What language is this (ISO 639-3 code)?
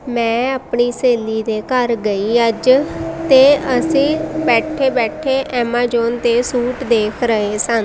pan